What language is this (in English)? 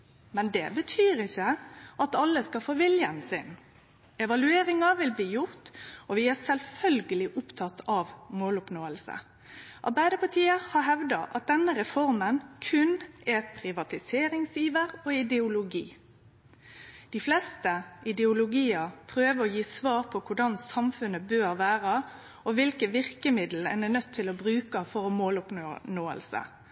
Norwegian Nynorsk